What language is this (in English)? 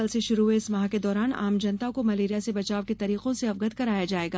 Hindi